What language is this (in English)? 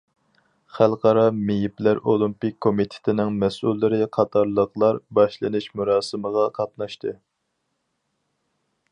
Uyghur